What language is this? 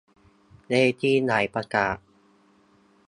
Thai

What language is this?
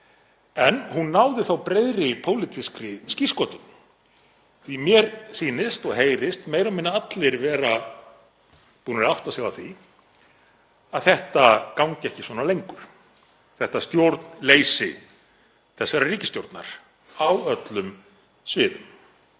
Icelandic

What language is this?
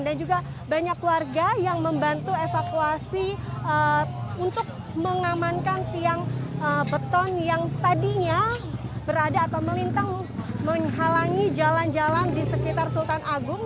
Indonesian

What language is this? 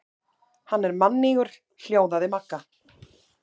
Icelandic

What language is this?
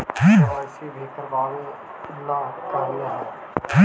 Magahi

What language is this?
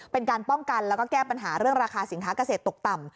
Thai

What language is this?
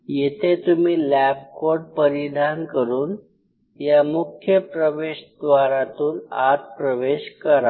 Marathi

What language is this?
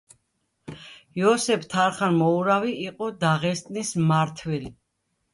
Georgian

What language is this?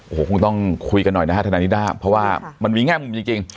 Thai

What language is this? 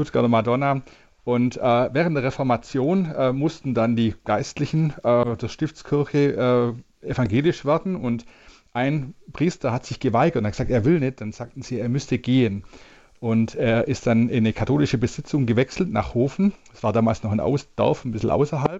German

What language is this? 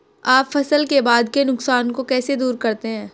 Hindi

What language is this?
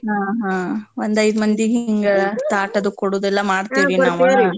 Kannada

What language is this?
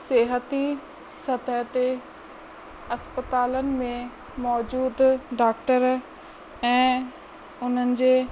Sindhi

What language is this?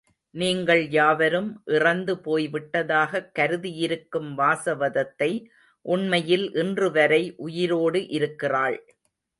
Tamil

